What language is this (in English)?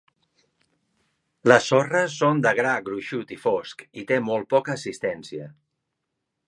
Catalan